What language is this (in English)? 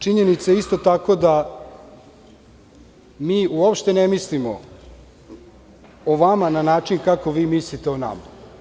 Serbian